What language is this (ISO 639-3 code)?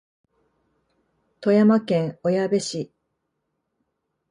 jpn